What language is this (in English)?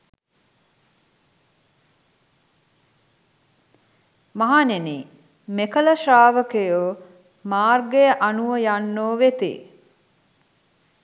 Sinhala